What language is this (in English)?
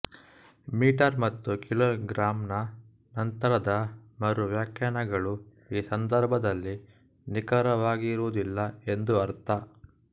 Kannada